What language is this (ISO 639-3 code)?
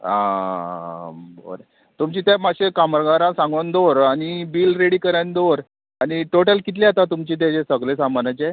kok